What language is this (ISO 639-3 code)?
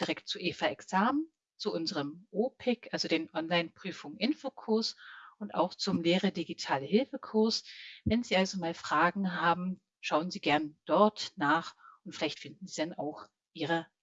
deu